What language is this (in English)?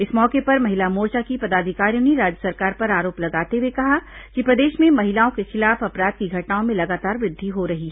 Hindi